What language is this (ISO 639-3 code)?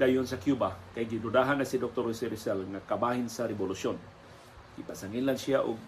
fil